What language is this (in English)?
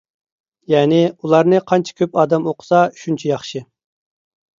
Uyghur